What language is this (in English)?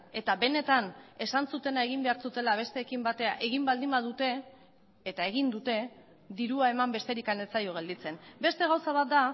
Basque